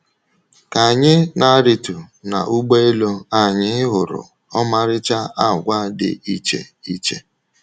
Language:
Igbo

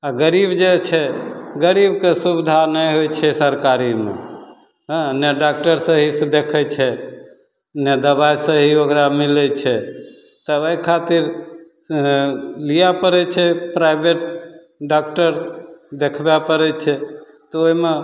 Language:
Maithili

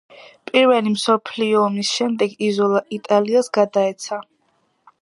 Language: Georgian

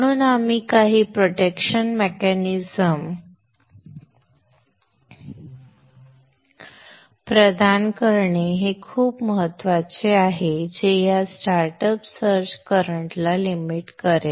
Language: Marathi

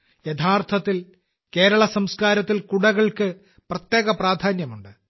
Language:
Malayalam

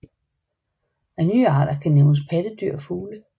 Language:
Danish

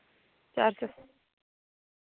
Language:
Dogri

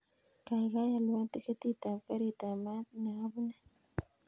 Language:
Kalenjin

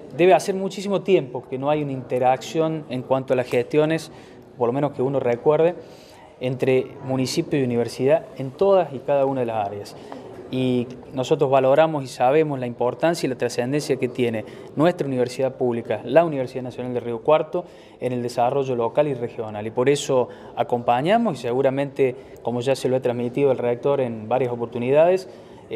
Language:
Spanish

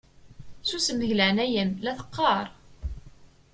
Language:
Kabyle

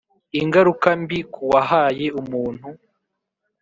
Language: Kinyarwanda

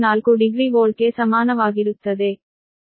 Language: Kannada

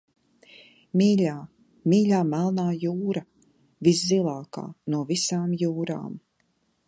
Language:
Latvian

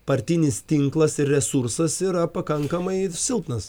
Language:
Lithuanian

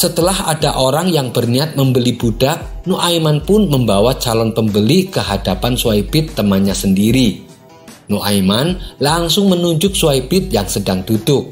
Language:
Indonesian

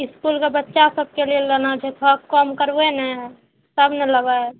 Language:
Maithili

